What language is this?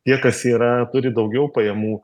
Lithuanian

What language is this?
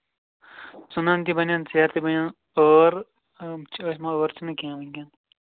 Kashmiri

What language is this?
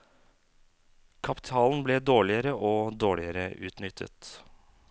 Norwegian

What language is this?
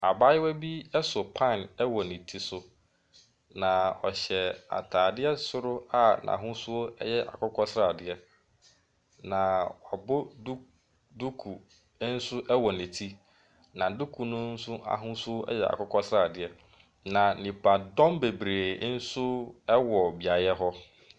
Akan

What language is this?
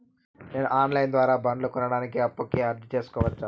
Telugu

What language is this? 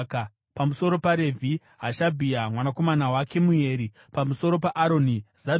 Shona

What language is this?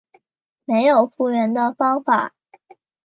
Chinese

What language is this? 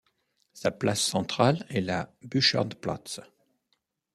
French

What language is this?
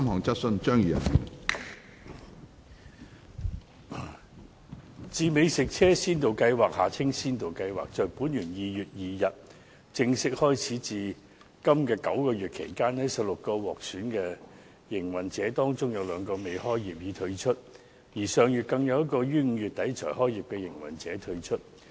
Cantonese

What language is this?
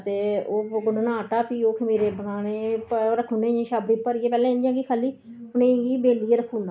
Dogri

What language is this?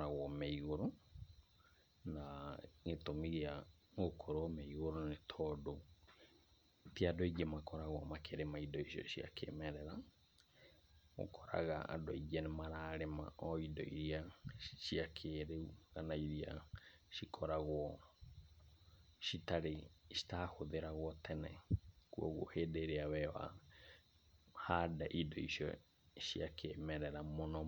Kikuyu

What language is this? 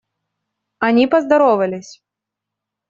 Russian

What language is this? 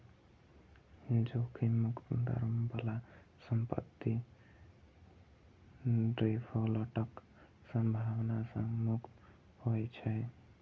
Maithili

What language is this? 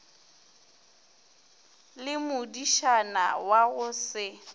Northern Sotho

